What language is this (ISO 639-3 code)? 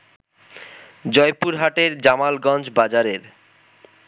ben